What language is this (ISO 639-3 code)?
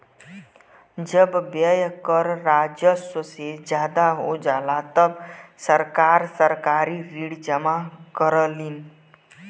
bho